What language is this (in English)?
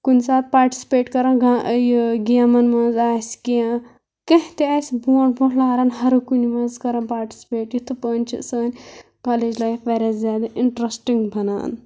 Kashmiri